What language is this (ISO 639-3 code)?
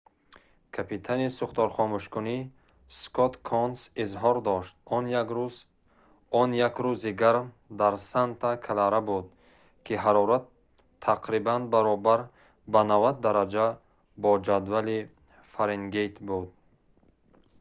tgk